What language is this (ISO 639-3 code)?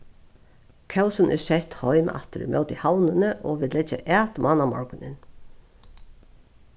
fao